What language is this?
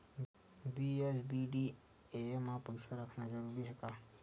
Chhattisgarhi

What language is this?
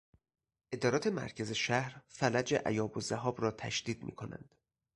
Persian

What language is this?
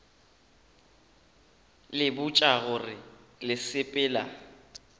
Northern Sotho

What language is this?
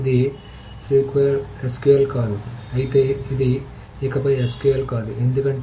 Telugu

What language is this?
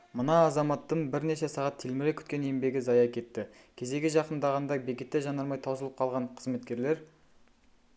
Kazakh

